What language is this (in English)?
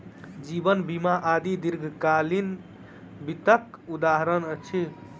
Maithili